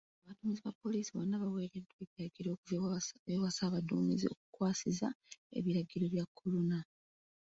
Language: Ganda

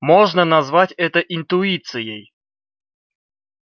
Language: Russian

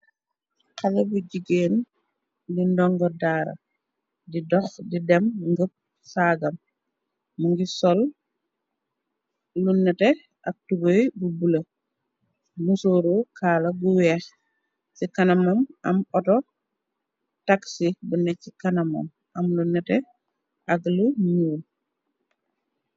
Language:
Wolof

